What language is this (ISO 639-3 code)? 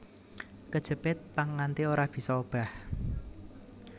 jav